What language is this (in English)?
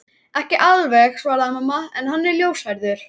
Icelandic